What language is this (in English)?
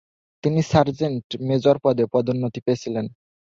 Bangla